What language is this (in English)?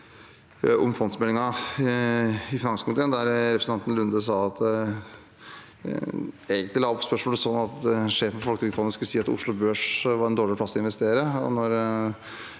Norwegian